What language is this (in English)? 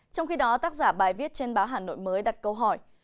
Vietnamese